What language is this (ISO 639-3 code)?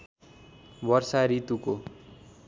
nep